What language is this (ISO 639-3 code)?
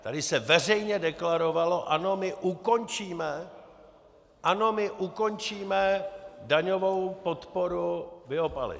ces